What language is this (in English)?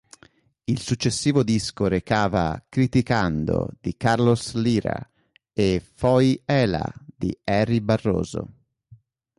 Italian